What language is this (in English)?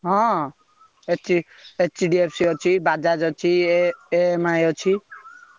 Odia